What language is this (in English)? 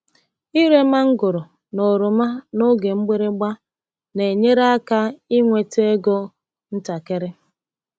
Igbo